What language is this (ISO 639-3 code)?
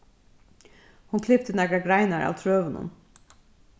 fao